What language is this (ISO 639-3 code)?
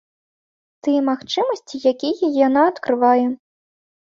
bel